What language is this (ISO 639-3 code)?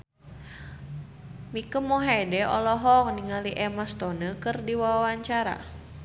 sun